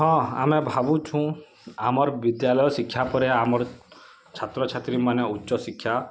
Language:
Odia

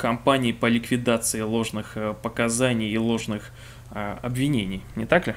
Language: Russian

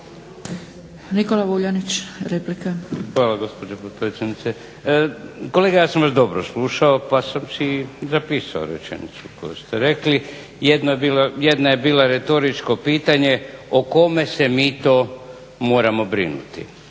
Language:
Croatian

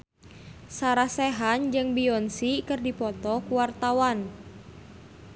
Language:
Sundanese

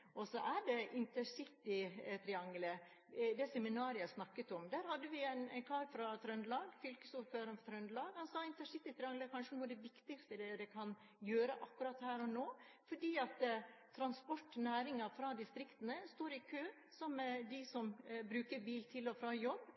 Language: Norwegian Bokmål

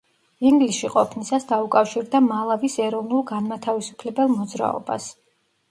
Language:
Georgian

